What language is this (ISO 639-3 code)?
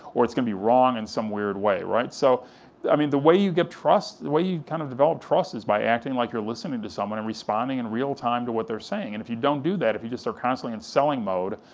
eng